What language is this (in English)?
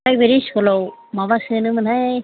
Bodo